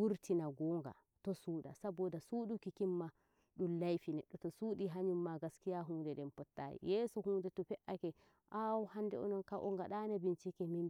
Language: Nigerian Fulfulde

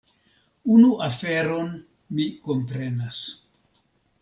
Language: Esperanto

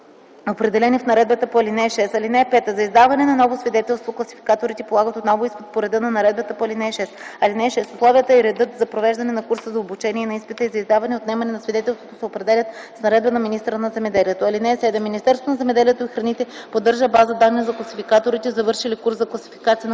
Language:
Bulgarian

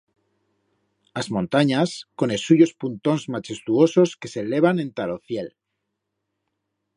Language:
Aragonese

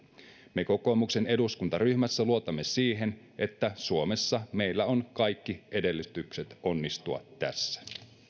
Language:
Finnish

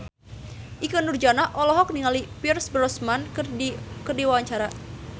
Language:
Sundanese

